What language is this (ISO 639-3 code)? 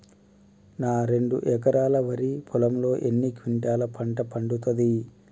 tel